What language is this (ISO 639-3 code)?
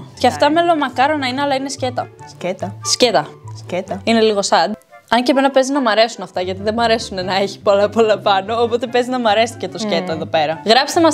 ell